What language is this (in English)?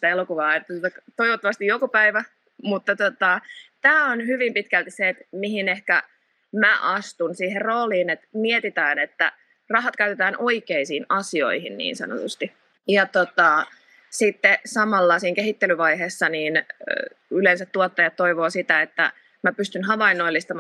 Finnish